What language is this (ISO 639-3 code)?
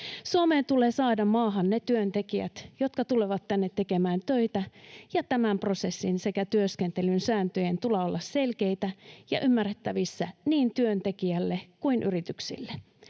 fin